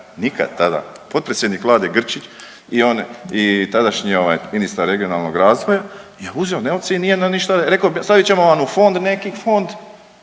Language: Croatian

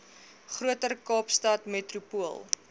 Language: Afrikaans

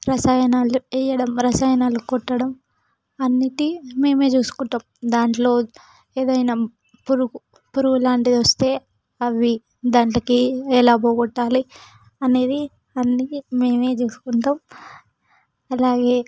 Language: Telugu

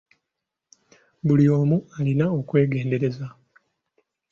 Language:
Ganda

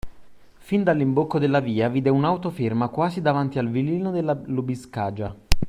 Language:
Italian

